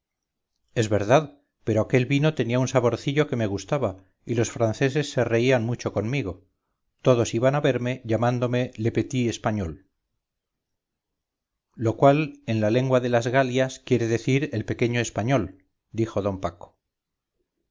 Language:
Spanish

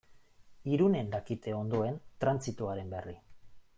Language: Basque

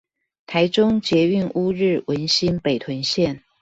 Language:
Chinese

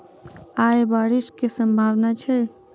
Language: Maithili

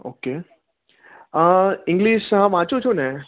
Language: Gujarati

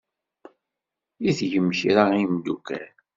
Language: Kabyle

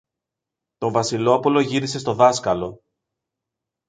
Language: Greek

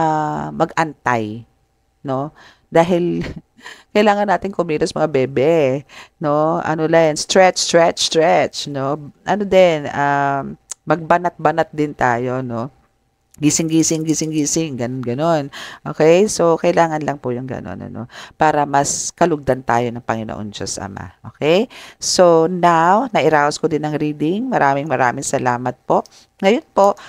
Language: Filipino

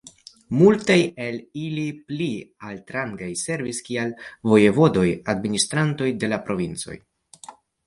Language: Esperanto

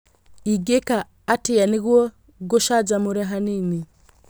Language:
Kikuyu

